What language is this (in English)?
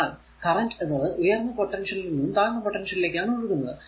Malayalam